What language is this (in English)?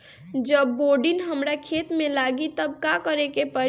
Bhojpuri